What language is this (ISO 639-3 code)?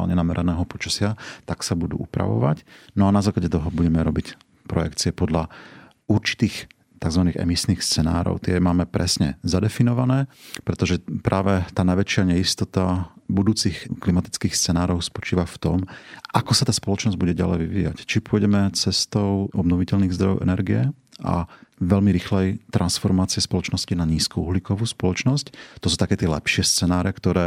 slk